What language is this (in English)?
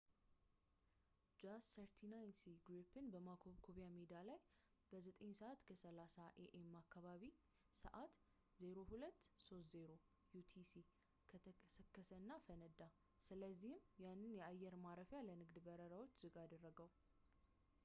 Amharic